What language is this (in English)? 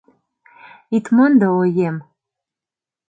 Mari